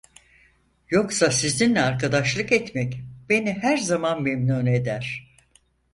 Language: Turkish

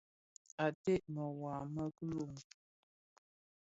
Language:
Bafia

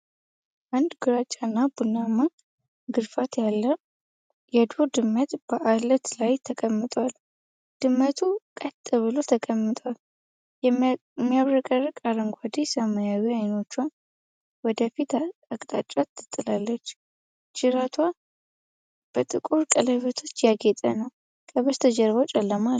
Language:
Amharic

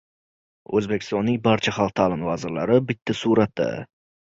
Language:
Uzbek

